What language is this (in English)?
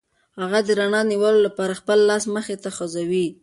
Pashto